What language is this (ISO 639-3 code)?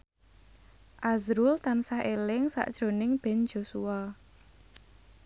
jav